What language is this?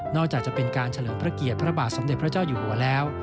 Thai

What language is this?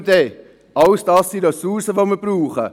Swiss German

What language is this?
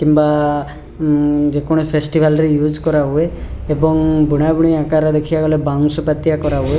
Odia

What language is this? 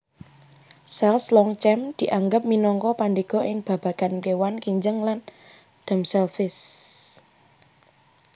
Javanese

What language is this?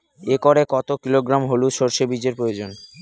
Bangla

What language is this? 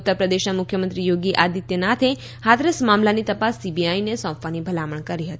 Gujarati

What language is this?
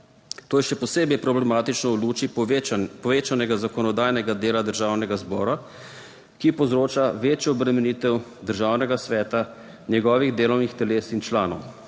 Slovenian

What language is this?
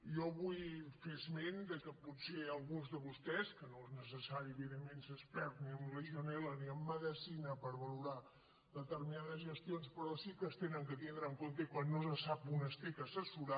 Catalan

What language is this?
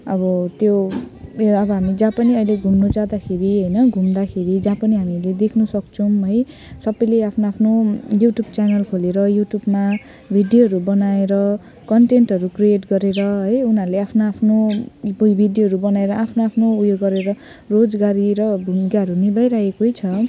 Nepali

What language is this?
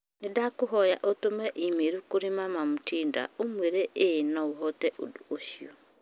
Kikuyu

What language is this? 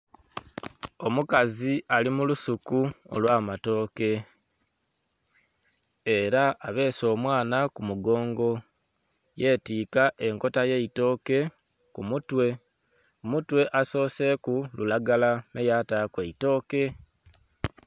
Soga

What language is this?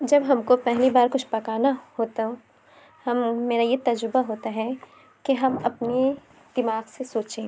Urdu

